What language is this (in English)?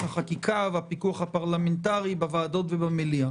Hebrew